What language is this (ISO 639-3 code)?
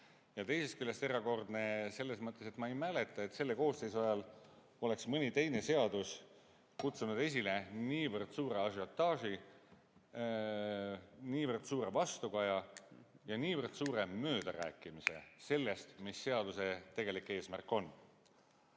est